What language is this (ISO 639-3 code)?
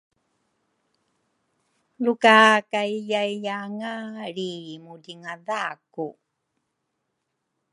dru